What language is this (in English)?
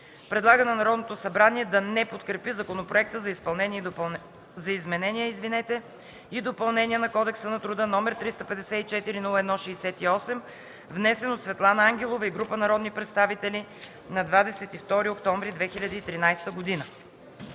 Bulgarian